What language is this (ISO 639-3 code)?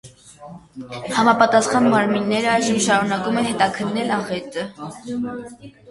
hye